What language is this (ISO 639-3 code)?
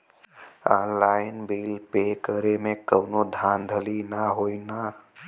bho